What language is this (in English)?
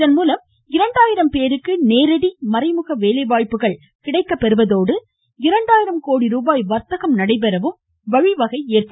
Tamil